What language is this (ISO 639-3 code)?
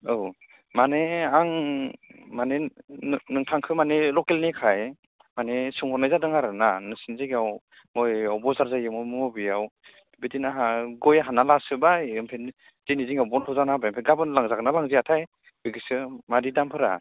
brx